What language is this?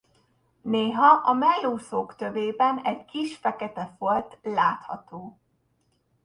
Hungarian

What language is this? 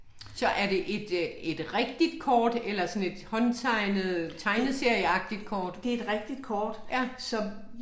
Danish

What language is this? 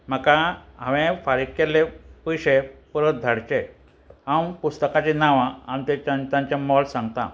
Konkani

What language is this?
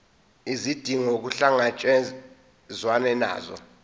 Zulu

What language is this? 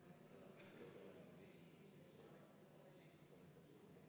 Estonian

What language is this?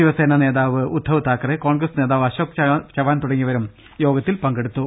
Malayalam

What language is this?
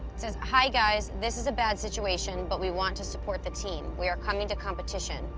English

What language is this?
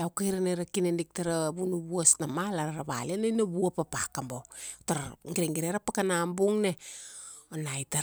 Kuanua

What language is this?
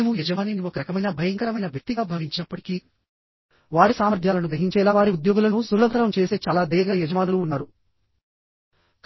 Telugu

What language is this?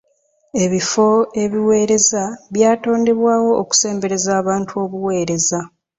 Ganda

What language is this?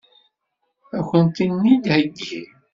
Kabyle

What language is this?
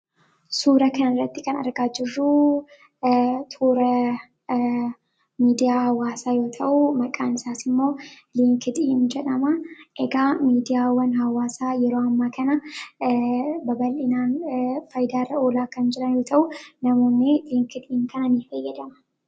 Oromo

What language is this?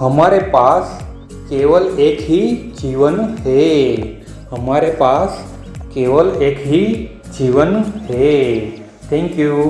Hindi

